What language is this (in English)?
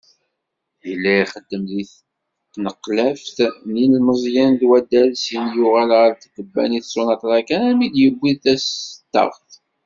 Kabyle